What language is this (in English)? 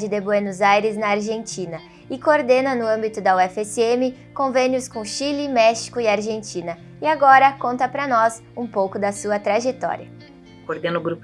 Portuguese